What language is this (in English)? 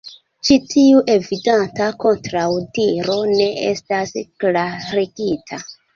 Esperanto